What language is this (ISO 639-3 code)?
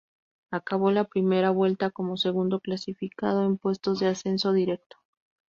spa